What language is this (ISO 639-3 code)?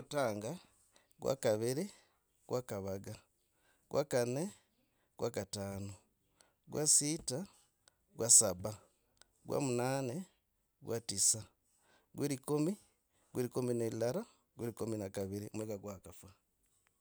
rag